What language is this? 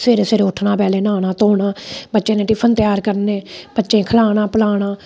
Dogri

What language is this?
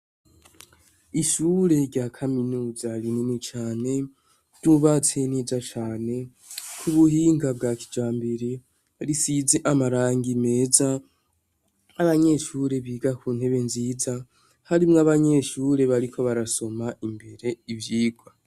Rundi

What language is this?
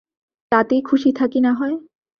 Bangla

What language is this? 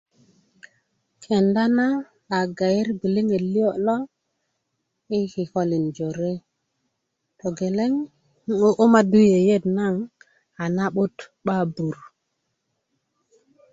Kuku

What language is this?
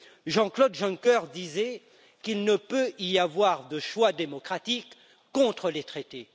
French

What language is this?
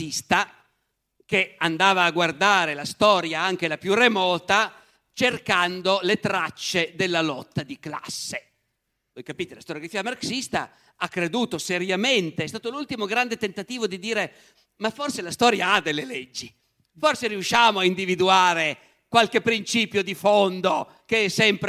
Italian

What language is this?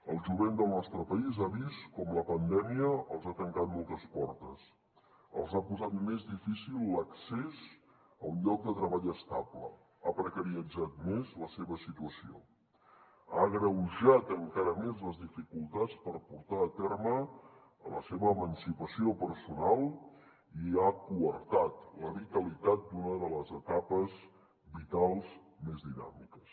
Catalan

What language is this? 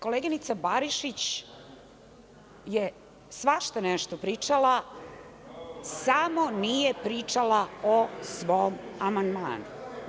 Serbian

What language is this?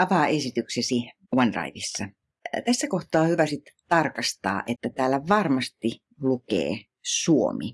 Finnish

